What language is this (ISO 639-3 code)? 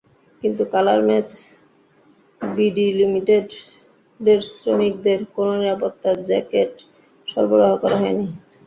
ben